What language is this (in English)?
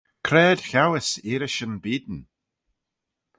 Manx